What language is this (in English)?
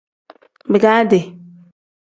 Tem